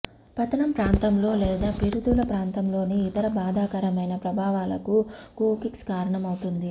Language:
Telugu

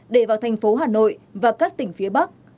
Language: Vietnamese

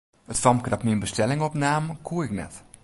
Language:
Western Frisian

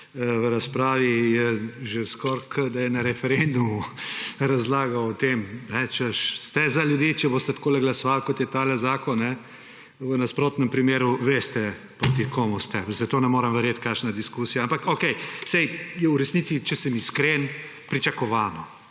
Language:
Slovenian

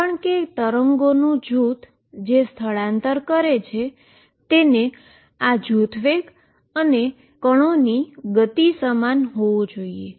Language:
Gujarati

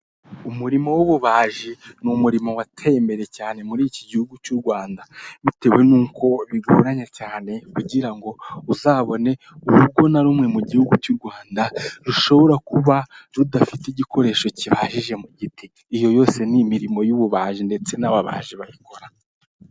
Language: Kinyarwanda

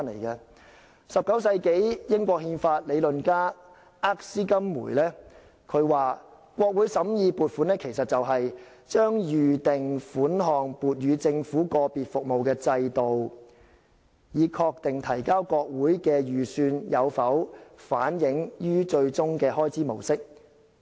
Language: Cantonese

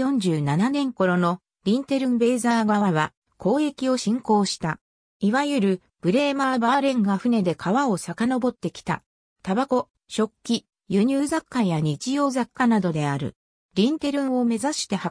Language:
Japanese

